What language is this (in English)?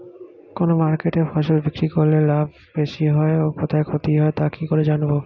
Bangla